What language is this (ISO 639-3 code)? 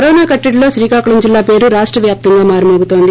tel